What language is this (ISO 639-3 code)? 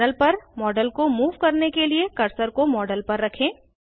hin